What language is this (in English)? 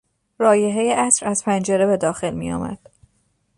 Persian